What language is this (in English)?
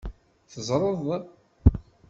Kabyle